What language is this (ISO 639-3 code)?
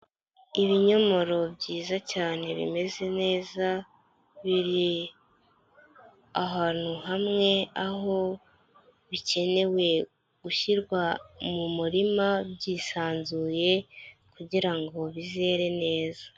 kin